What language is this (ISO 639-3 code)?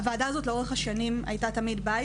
heb